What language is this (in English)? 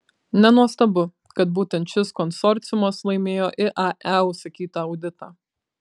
Lithuanian